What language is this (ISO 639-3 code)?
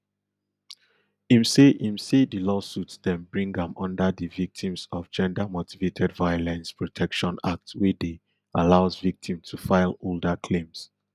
pcm